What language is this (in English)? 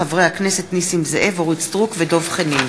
Hebrew